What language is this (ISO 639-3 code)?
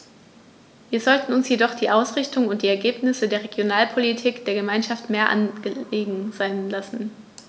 deu